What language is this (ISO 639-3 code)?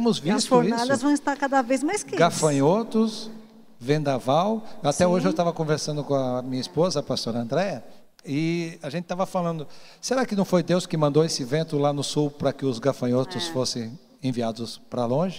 por